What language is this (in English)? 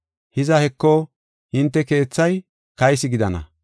Gofa